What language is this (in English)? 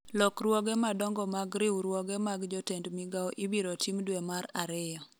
Luo (Kenya and Tanzania)